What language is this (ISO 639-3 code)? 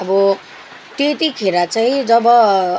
nep